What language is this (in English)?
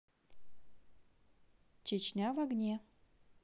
Russian